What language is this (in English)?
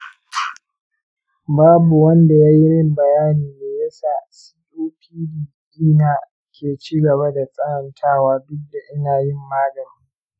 Hausa